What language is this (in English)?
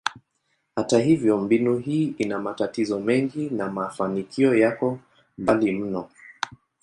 Swahili